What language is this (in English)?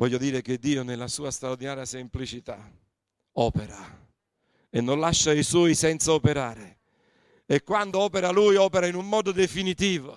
Italian